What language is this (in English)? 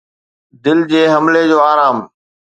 Sindhi